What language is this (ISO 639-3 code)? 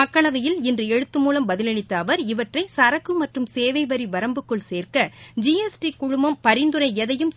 tam